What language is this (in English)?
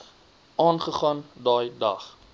Afrikaans